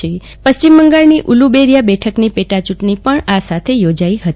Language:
Gujarati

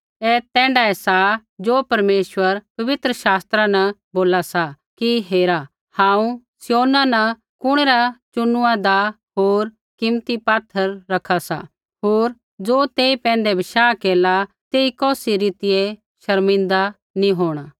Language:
Kullu Pahari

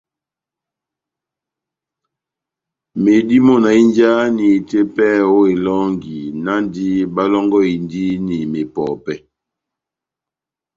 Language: Batanga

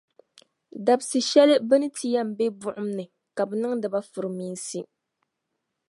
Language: Dagbani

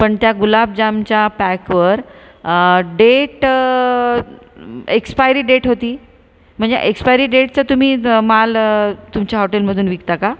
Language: Marathi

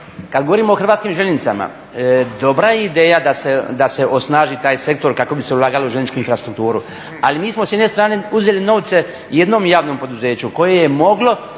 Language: Croatian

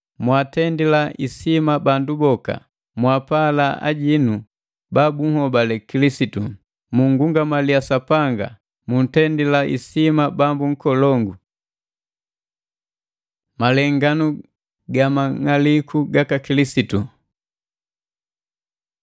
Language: Matengo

